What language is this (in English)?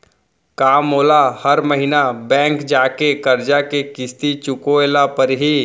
Chhattisgarhi